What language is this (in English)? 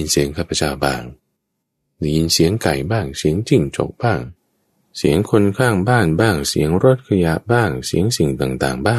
Thai